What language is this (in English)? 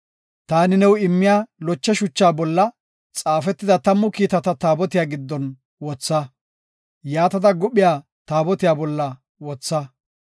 Gofa